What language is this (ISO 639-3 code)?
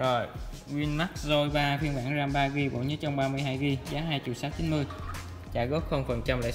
vie